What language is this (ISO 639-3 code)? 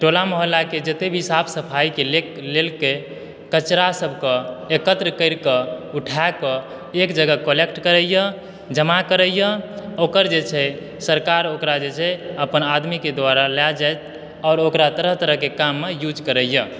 mai